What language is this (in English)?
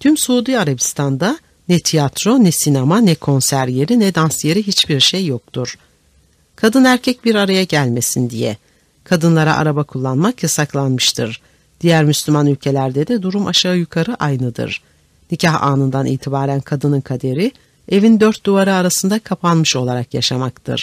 Turkish